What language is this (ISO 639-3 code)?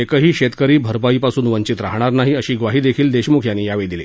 mar